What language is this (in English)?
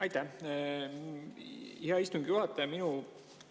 Estonian